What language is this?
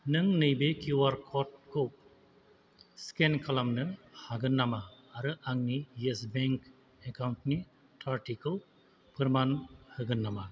Bodo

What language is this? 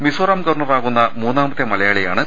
Malayalam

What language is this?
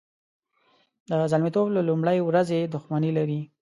Pashto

